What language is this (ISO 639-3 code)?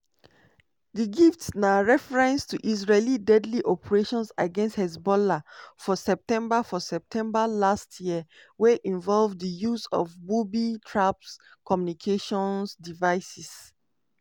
pcm